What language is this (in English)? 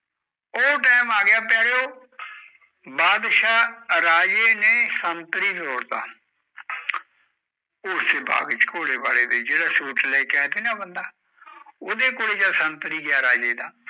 Punjabi